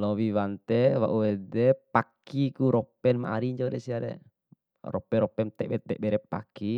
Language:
Bima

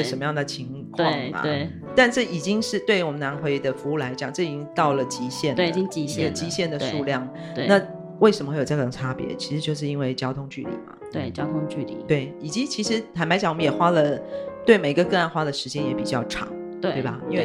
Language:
Chinese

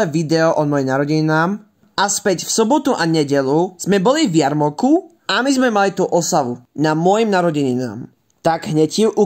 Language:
Slovak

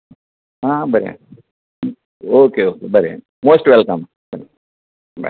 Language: Konkani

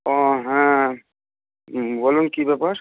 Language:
Bangla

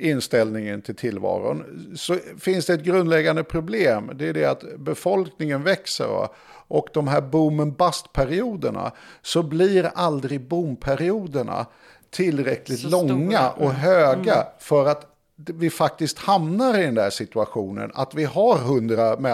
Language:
Swedish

